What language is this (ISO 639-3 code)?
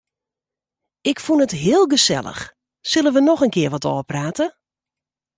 fry